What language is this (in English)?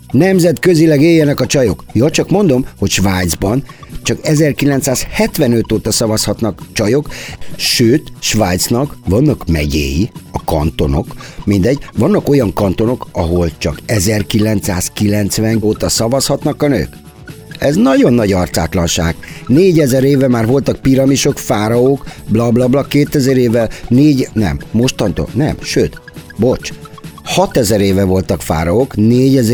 Hungarian